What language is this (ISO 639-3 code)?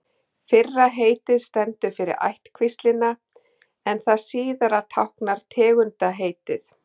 isl